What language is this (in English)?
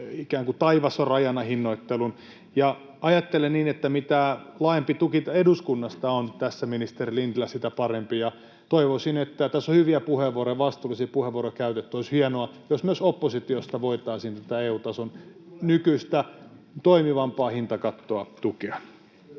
Finnish